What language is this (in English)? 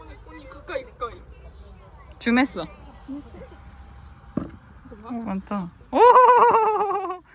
Korean